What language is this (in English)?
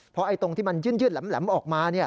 Thai